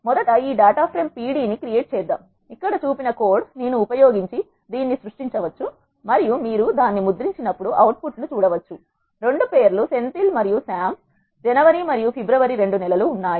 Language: Telugu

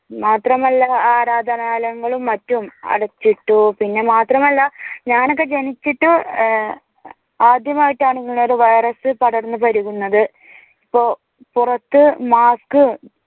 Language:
Malayalam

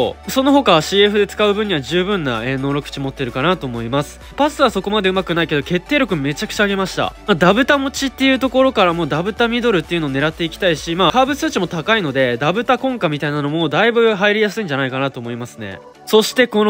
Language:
Japanese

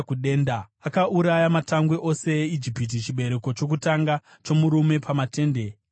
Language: Shona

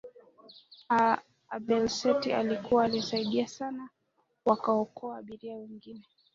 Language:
Swahili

